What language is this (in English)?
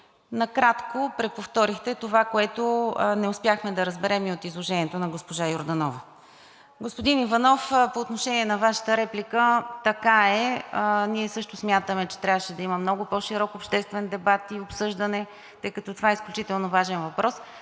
Bulgarian